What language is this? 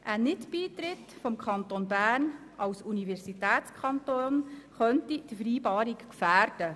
Swiss German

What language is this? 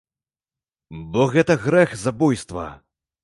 Belarusian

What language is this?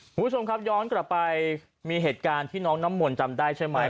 Thai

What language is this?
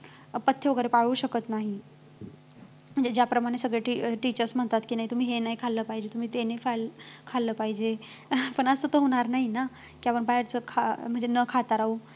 Marathi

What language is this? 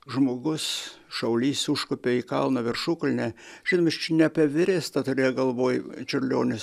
Lithuanian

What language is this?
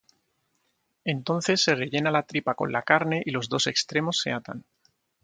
Spanish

